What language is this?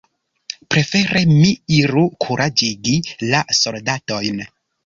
Esperanto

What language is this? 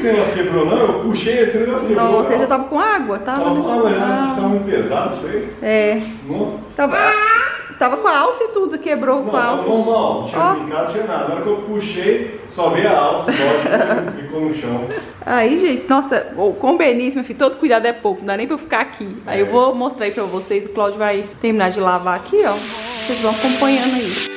Portuguese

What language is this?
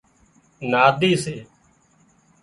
Wadiyara Koli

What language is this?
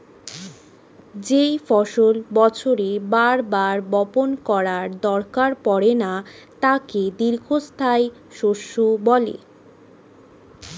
Bangla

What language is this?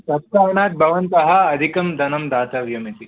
Sanskrit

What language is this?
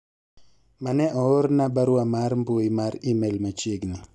Luo (Kenya and Tanzania)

